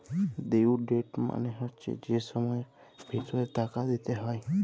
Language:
Bangla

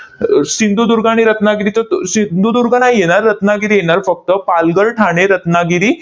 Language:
Marathi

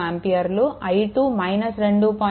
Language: Telugu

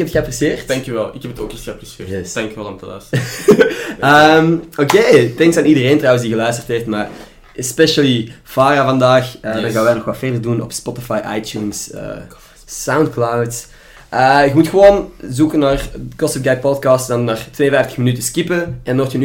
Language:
Dutch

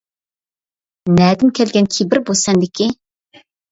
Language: Uyghur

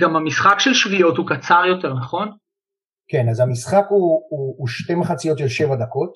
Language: Hebrew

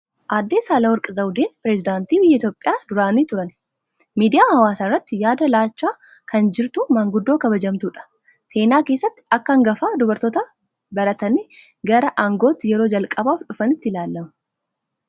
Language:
Oromo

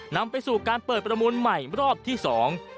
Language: Thai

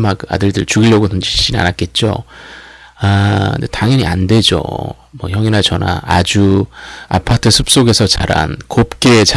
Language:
Korean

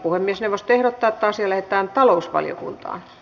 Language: Finnish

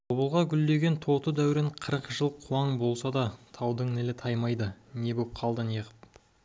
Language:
Kazakh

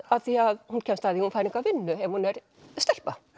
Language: Icelandic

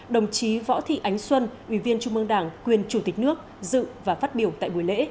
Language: Vietnamese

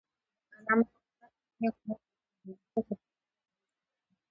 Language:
Pashto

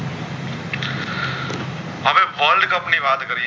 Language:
Gujarati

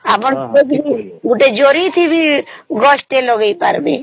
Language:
Odia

